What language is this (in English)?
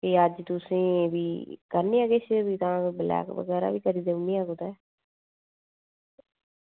Dogri